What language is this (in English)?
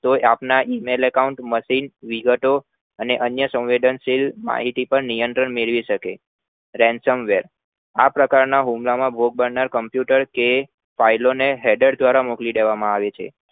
Gujarati